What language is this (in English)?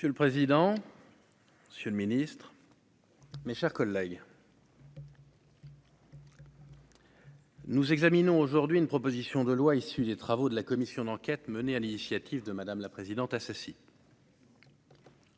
French